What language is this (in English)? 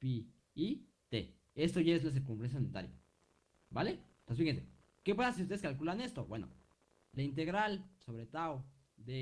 Spanish